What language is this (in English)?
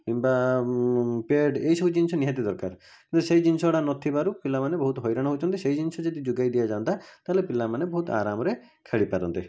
Odia